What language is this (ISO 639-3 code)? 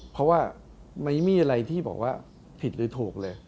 tha